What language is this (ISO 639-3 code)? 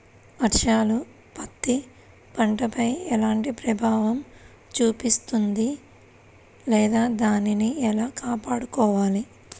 tel